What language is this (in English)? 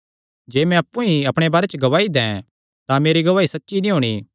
Kangri